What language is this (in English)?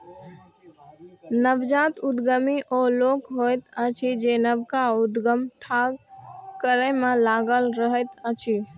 Maithili